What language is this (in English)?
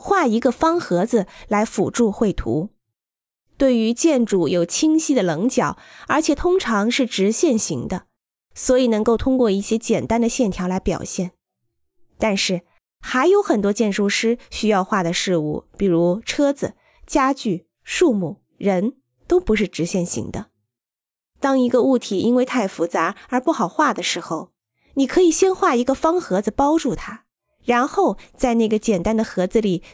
Chinese